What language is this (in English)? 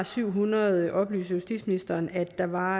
Danish